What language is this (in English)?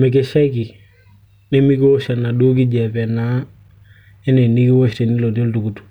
Masai